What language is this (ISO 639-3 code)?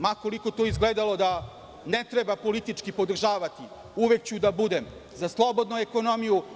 srp